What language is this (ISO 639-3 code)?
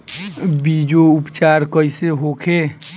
bho